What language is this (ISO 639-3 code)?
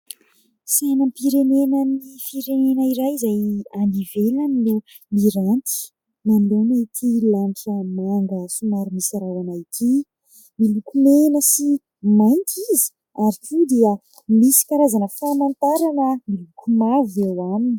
mlg